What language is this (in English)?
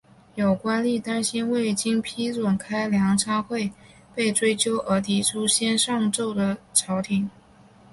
Chinese